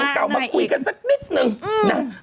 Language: Thai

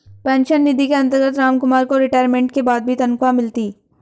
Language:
Hindi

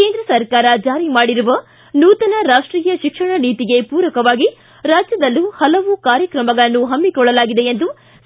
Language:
Kannada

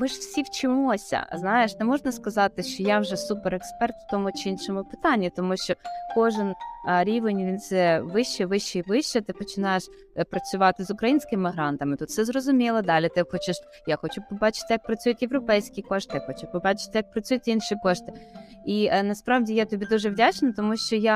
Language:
Ukrainian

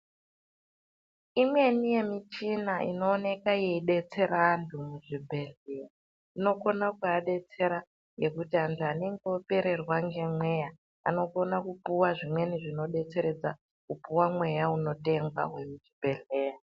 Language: Ndau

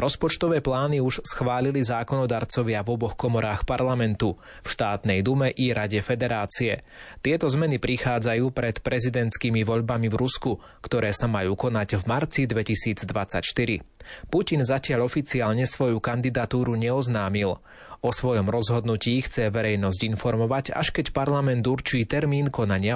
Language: Slovak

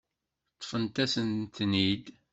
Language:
Kabyle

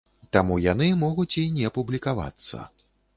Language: Belarusian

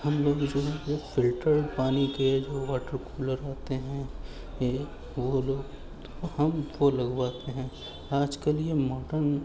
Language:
Urdu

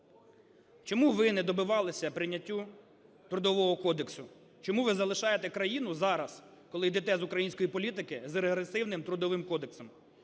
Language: Ukrainian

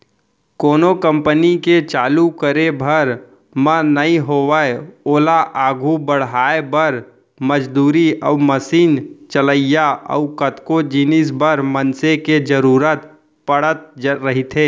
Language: Chhattisgarhi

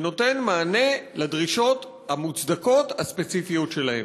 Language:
Hebrew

